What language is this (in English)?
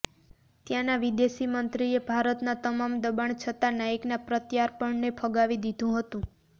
Gujarati